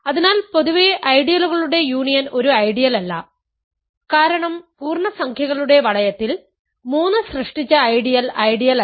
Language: Malayalam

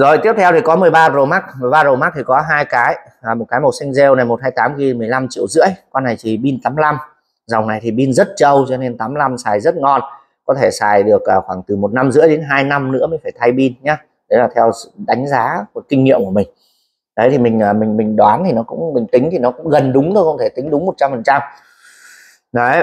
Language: Vietnamese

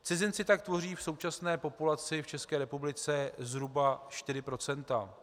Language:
Czech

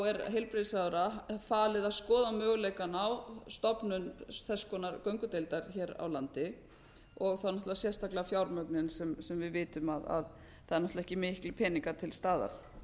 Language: Icelandic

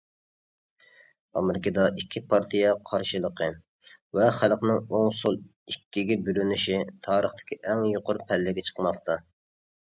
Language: Uyghur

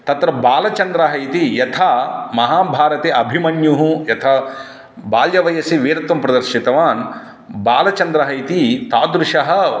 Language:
Sanskrit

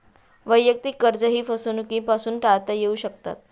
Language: Marathi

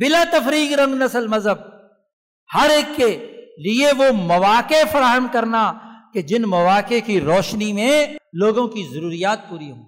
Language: Urdu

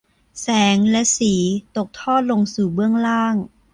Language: Thai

